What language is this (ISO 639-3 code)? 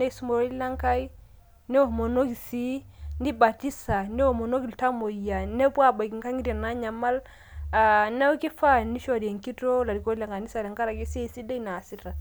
mas